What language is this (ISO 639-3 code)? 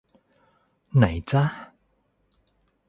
tha